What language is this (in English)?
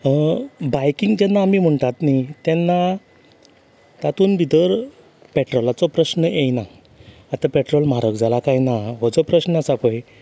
Konkani